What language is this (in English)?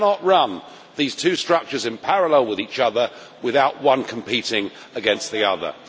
English